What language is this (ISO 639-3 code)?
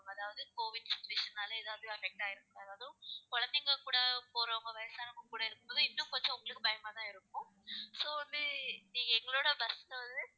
tam